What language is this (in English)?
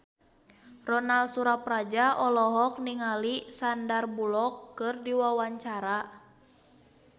Sundanese